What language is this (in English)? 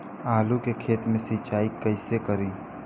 Bhojpuri